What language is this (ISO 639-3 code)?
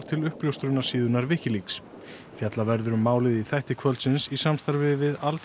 isl